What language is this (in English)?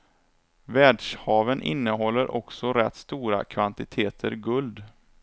Swedish